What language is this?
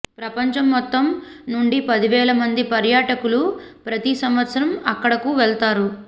Telugu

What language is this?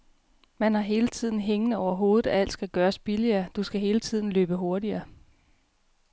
Danish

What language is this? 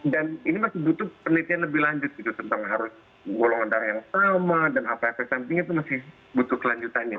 Indonesian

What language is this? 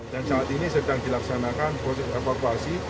Indonesian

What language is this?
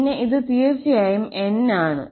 Malayalam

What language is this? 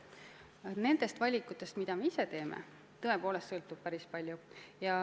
Estonian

